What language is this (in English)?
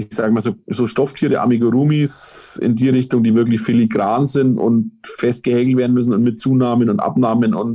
German